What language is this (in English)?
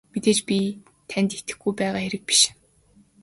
Mongolian